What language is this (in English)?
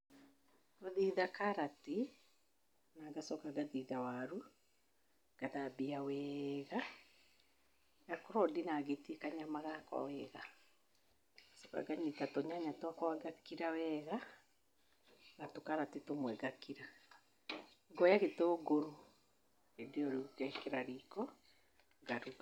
Kikuyu